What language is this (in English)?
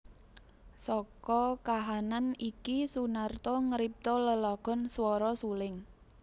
Javanese